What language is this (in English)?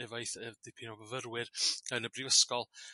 Welsh